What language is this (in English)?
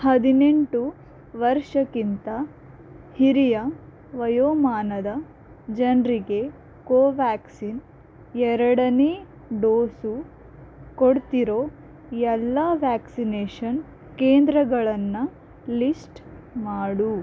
Kannada